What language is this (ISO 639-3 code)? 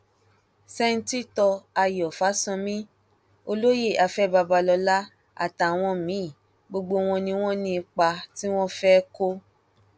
yor